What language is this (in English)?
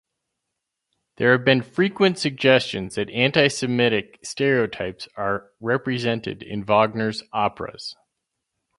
English